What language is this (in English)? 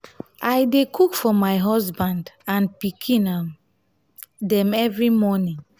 Nigerian Pidgin